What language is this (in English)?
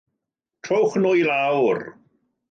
Welsh